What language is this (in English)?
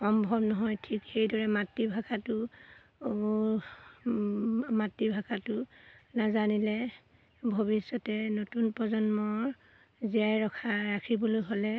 Assamese